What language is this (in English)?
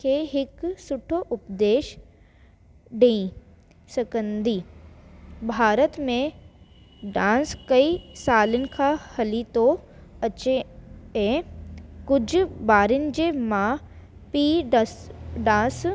Sindhi